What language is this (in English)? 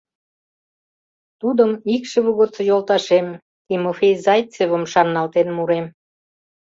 Mari